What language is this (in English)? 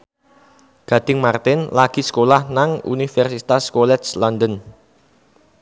Javanese